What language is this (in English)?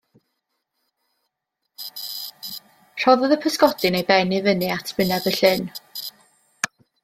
Welsh